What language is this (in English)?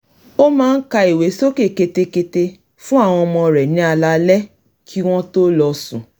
Yoruba